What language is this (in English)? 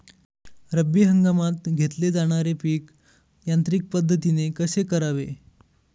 Marathi